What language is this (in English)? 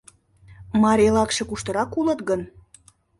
Mari